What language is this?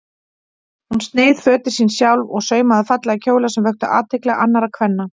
Icelandic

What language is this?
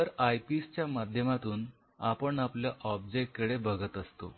Marathi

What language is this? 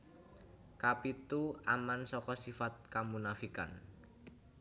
Javanese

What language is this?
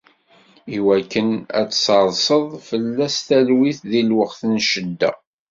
Kabyle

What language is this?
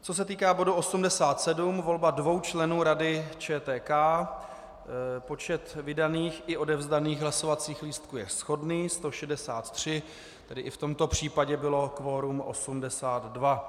Czech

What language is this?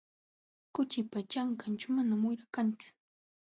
Jauja Wanca Quechua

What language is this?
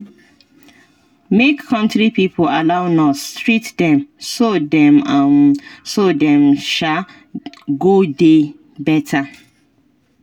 Nigerian Pidgin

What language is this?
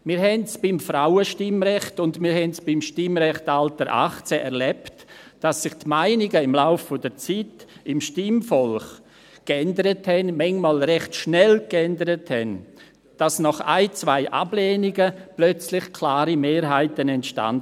Swiss German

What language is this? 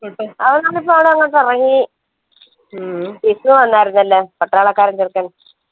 Malayalam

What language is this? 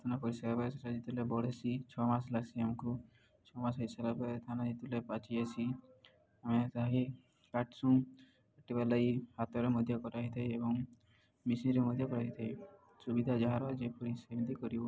Odia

